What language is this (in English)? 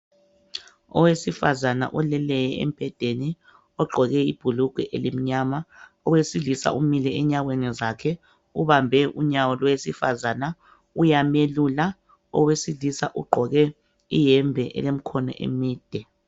North Ndebele